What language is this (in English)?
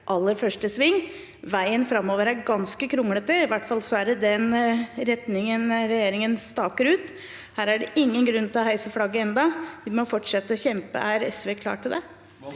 Norwegian